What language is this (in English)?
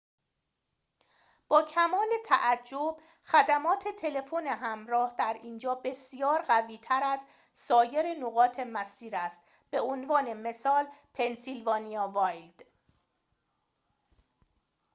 Persian